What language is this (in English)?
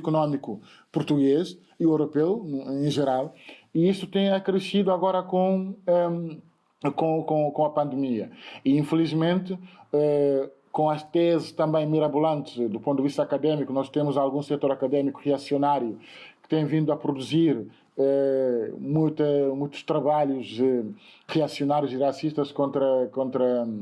Portuguese